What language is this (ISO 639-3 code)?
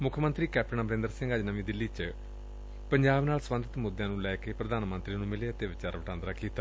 pan